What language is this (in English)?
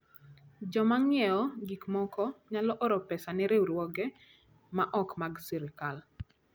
Luo (Kenya and Tanzania)